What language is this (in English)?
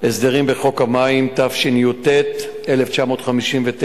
Hebrew